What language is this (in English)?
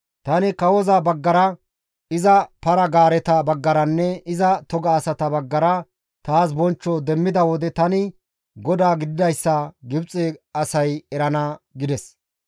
Gamo